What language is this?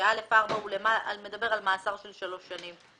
Hebrew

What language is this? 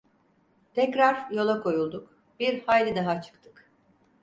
Turkish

